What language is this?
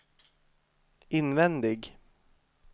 Swedish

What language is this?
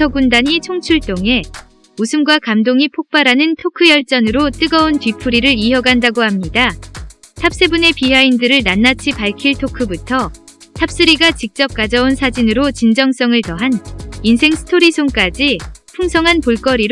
Korean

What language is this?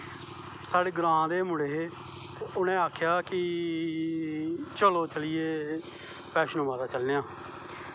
Dogri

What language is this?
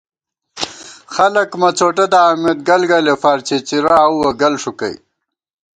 Gawar-Bati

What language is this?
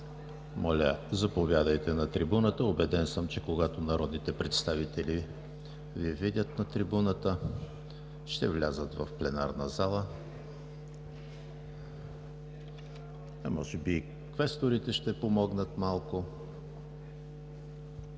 Bulgarian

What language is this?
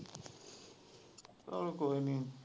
Punjabi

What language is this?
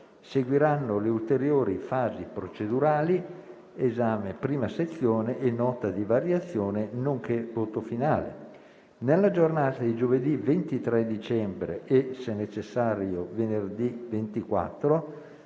Italian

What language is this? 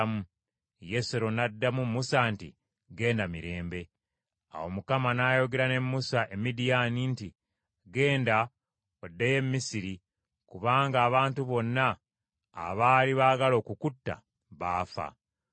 Ganda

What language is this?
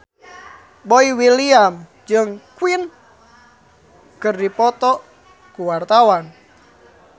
Sundanese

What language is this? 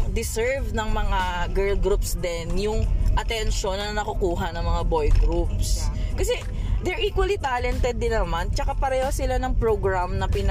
Filipino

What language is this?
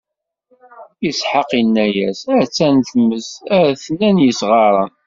Kabyle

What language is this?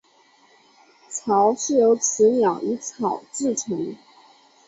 Chinese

